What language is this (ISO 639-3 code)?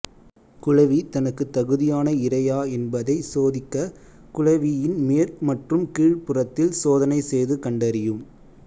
tam